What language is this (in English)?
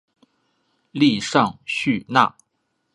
Chinese